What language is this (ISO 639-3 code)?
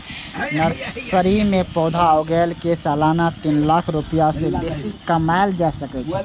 mai